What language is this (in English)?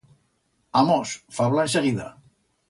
Aragonese